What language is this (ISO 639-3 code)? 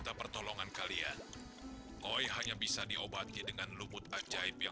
ind